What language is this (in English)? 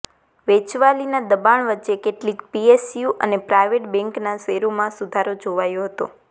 Gujarati